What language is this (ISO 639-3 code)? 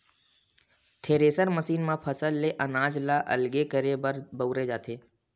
hne